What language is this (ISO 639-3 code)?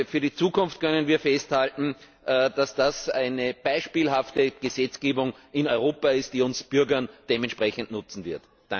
deu